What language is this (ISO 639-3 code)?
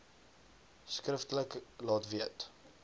afr